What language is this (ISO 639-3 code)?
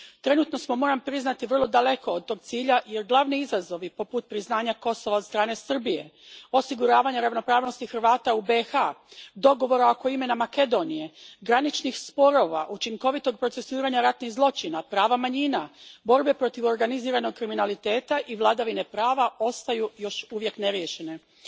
hrv